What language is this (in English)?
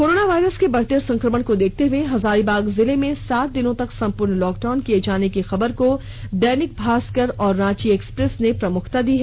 Hindi